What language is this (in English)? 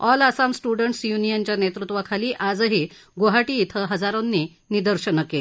Marathi